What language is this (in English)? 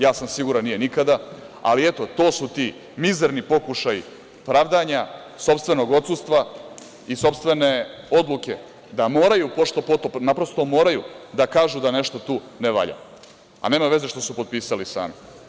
Serbian